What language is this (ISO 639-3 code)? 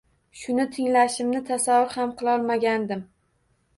uzb